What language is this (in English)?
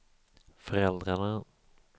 Swedish